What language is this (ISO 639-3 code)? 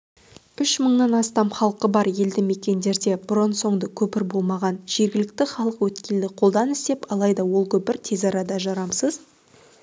kaz